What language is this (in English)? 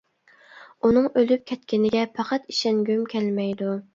Uyghur